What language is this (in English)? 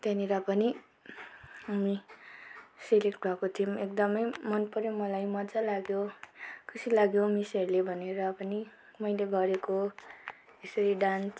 Nepali